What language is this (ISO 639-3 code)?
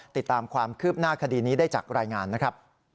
tha